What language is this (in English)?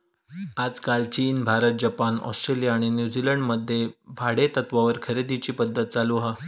Marathi